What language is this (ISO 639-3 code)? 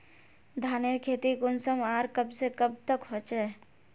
mag